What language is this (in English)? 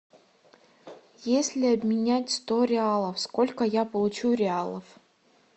Russian